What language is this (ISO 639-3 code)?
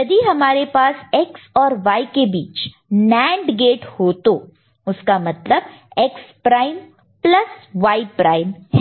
hin